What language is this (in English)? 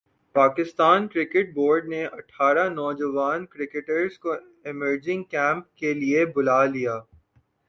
Urdu